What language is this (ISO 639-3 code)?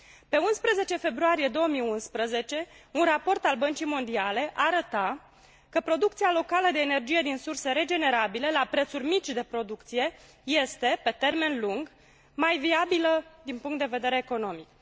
ron